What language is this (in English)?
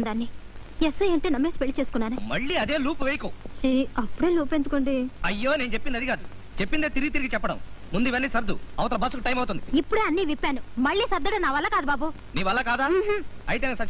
Telugu